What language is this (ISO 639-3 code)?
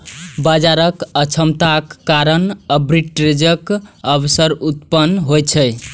mai